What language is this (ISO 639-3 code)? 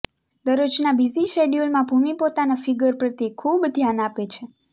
guj